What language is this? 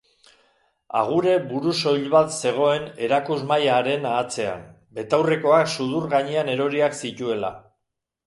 Basque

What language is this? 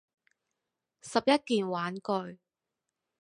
Cantonese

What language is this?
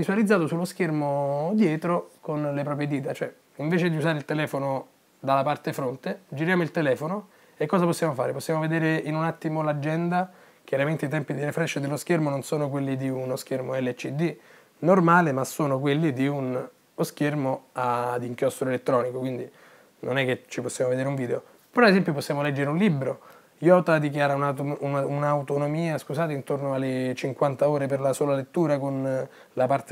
Italian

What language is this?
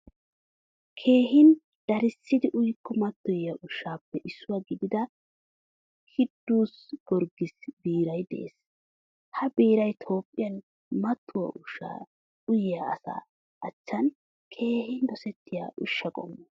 Wolaytta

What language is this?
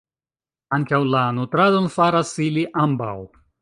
Esperanto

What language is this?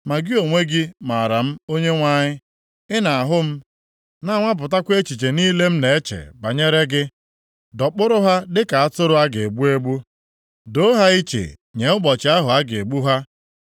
Igbo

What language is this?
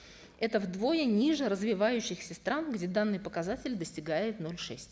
Kazakh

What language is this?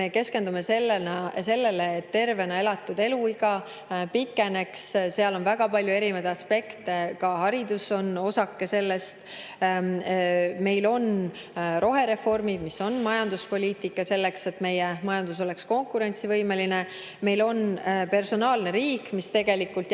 Estonian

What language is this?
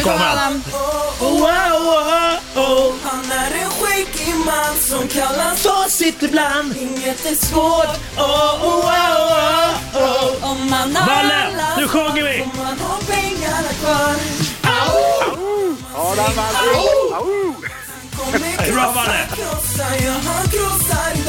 Swedish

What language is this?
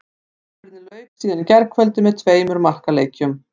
Icelandic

